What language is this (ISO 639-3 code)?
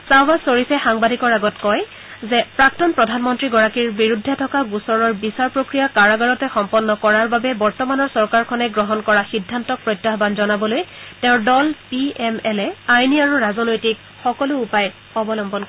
asm